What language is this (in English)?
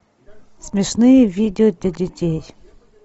Russian